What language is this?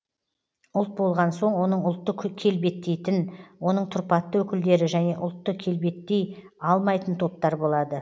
Kazakh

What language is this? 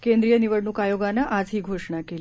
Marathi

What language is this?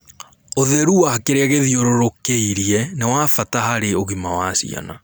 Kikuyu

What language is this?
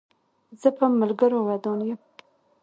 Pashto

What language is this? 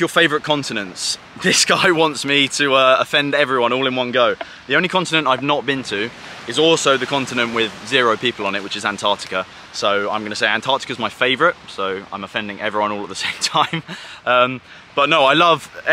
English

